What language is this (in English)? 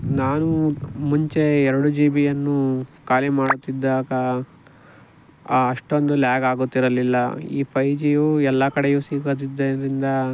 Kannada